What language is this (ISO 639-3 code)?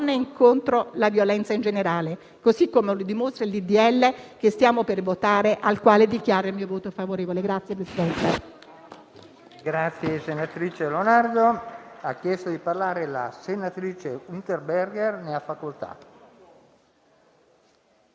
ita